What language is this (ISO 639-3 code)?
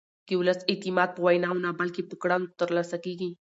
pus